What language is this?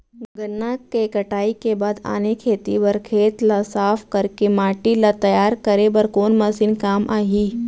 Chhattisgarhi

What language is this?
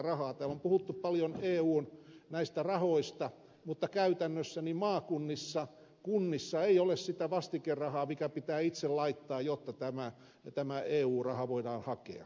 Finnish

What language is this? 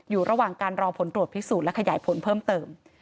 Thai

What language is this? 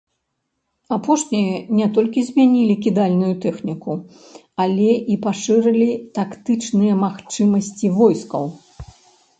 Belarusian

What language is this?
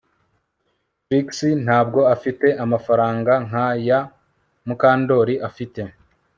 Kinyarwanda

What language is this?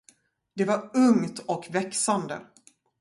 Swedish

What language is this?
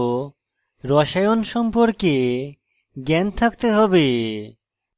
Bangla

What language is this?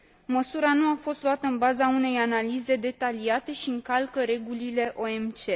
Romanian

